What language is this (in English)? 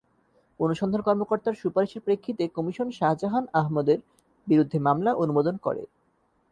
Bangla